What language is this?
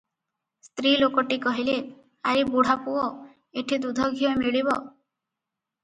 Odia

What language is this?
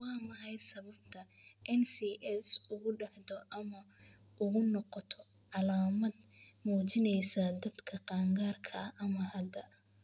Somali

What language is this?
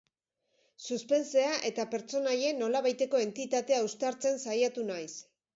Basque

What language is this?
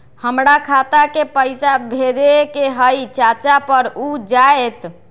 Magahi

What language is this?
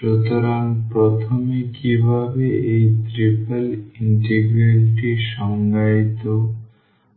Bangla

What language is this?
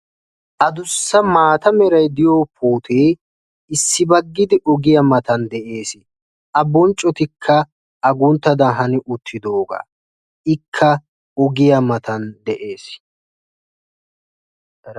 Wolaytta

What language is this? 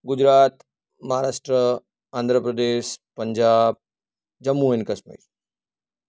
Gujarati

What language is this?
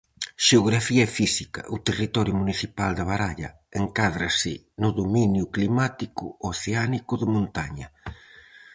Galician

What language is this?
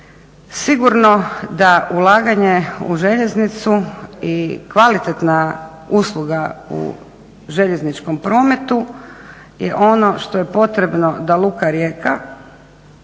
Croatian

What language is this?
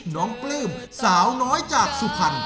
Thai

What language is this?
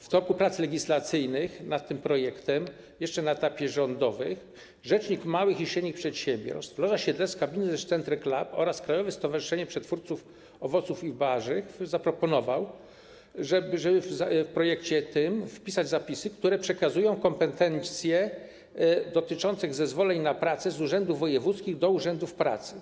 Polish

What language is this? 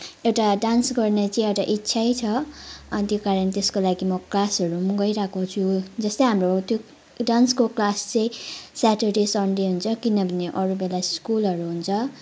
Nepali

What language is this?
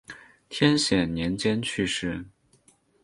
Chinese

